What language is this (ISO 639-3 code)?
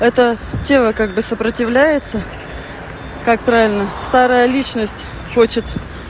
rus